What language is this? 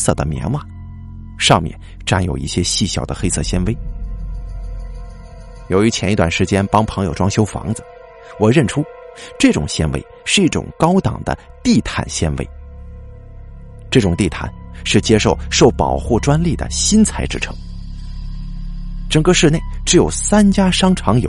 Chinese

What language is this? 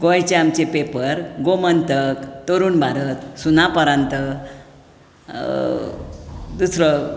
Konkani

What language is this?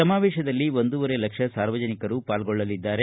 Kannada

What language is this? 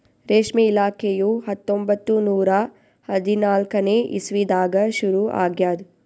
Kannada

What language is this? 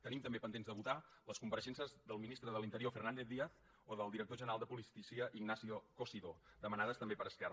Catalan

